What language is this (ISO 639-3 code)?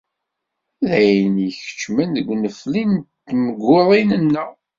kab